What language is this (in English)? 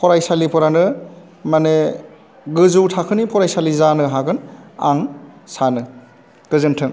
Bodo